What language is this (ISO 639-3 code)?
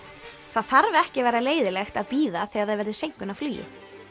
isl